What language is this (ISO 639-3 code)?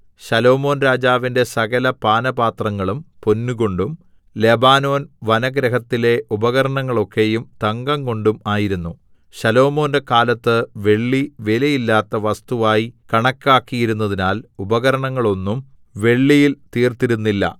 mal